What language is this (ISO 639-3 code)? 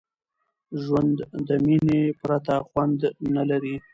pus